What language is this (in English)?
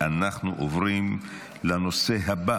Hebrew